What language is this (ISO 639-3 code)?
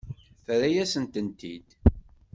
kab